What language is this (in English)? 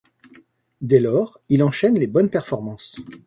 French